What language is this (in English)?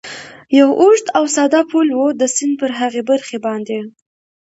Pashto